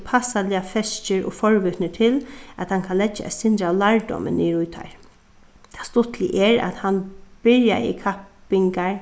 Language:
Faroese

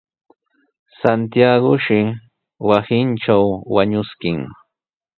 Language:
Sihuas Ancash Quechua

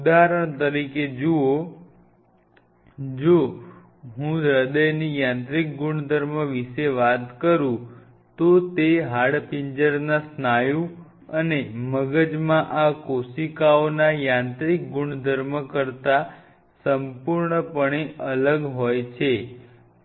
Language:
Gujarati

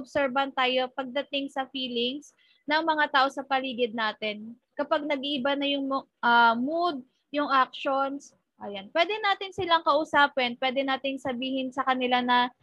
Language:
Filipino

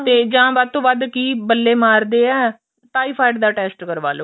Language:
Punjabi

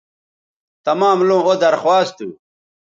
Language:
Bateri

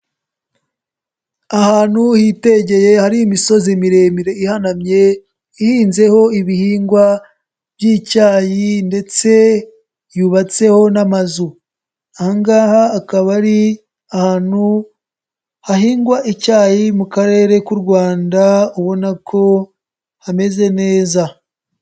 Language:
Kinyarwanda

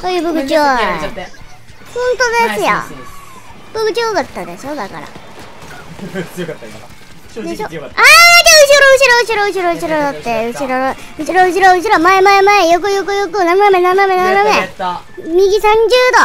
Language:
Japanese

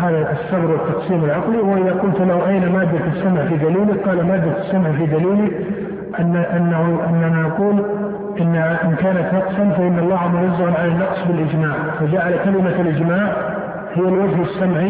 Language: Arabic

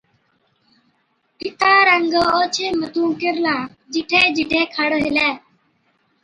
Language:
Od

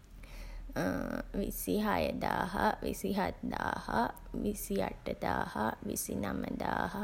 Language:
Sinhala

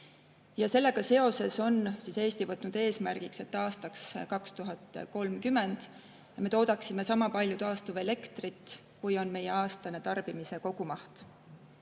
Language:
Estonian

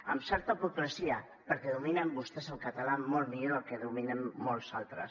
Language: Catalan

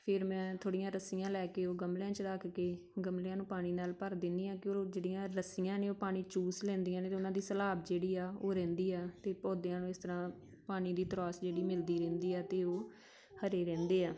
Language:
Punjabi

